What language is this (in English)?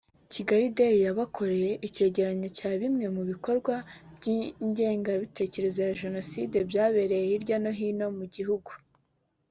Kinyarwanda